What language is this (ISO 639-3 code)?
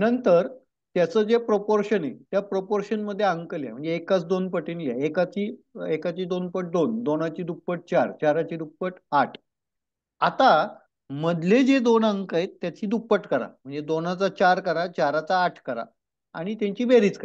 ron